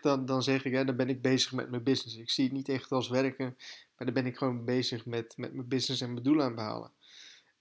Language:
Dutch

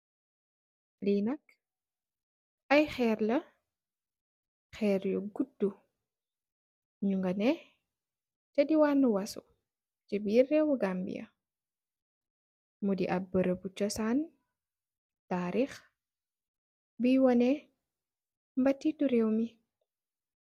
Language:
Wolof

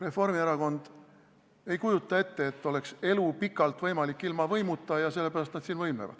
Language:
Estonian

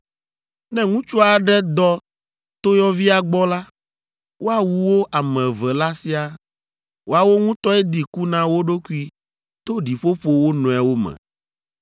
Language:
Ewe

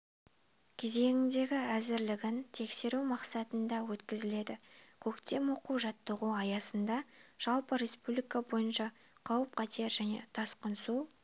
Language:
Kazakh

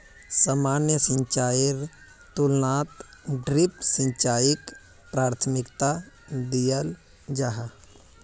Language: Magahi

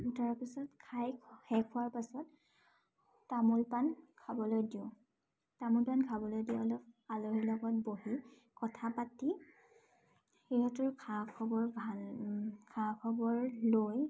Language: Assamese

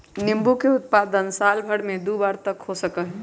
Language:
Magahi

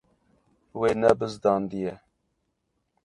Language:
Kurdish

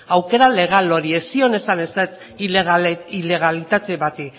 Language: Basque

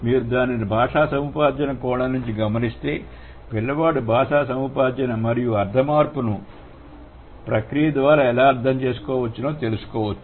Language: Telugu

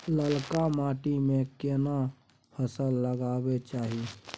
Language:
Maithili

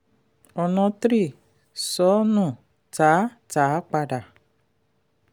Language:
Yoruba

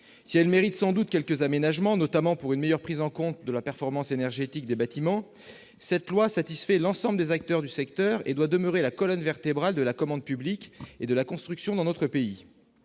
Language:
French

